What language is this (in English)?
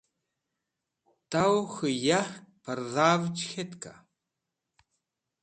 Wakhi